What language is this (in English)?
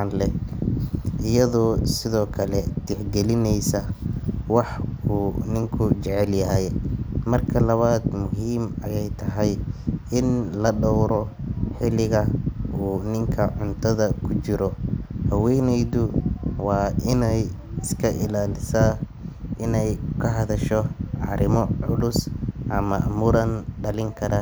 Somali